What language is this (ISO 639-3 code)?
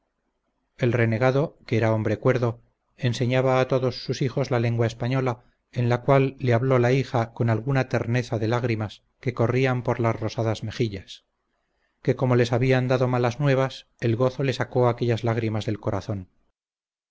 spa